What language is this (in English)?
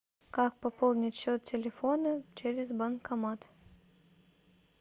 Russian